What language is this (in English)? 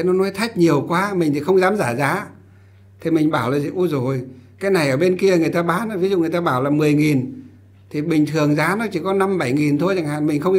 Vietnamese